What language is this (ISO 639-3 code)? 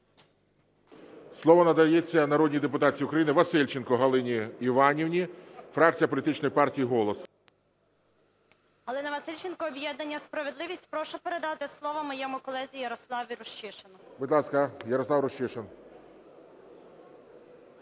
ukr